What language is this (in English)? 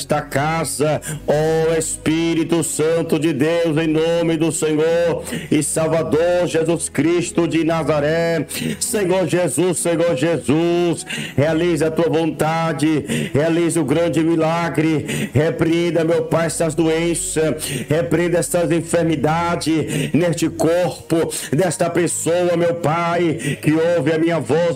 Portuguese